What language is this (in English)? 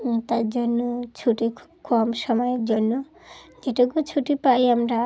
Bangla